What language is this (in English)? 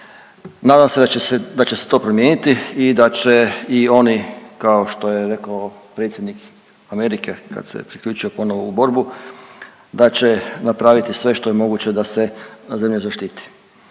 Croatian